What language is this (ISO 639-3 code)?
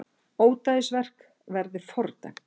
isl